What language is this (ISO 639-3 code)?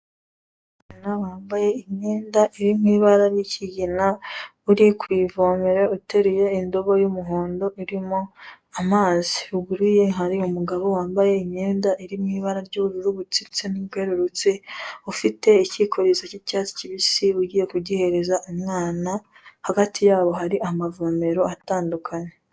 kin